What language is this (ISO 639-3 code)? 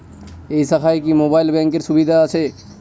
ben